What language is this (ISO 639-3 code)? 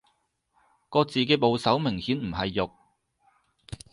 yue